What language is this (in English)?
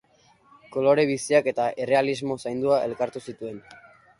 Basque